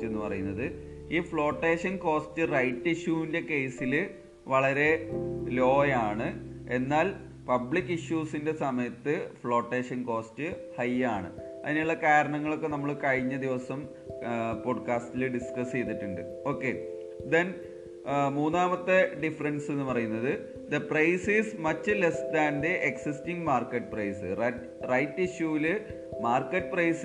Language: Malayalam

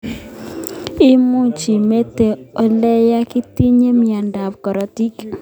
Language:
Kalenjin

